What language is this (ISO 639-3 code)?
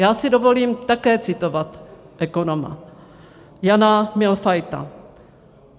ces